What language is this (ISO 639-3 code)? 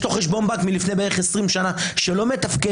heb